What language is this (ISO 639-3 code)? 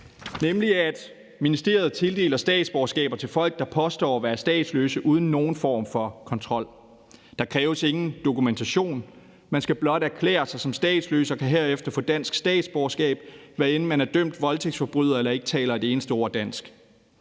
dan